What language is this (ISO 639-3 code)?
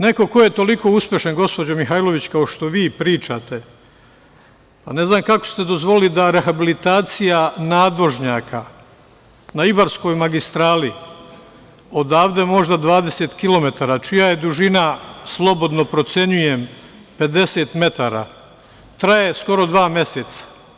srp